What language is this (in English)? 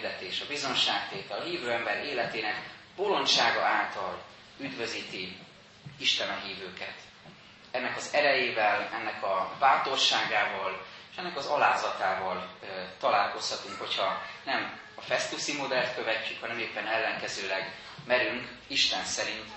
Hungarian